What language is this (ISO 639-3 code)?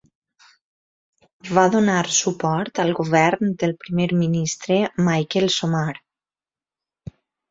cat